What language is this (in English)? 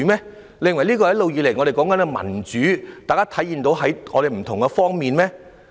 Cantonese